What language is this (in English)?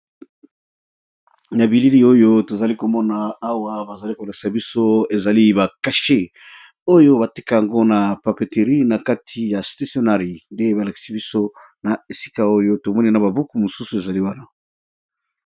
Lingala